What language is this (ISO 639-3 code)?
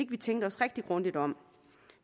dan